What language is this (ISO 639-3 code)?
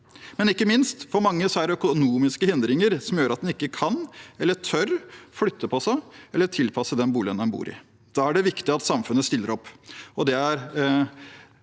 nor